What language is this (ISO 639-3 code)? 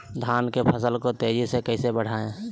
mag